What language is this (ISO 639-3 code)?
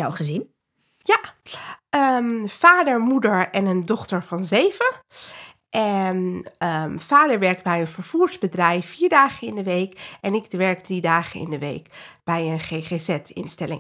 nld